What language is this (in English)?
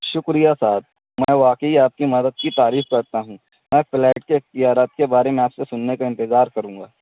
Urdu